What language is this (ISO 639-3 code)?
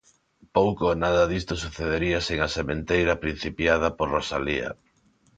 glg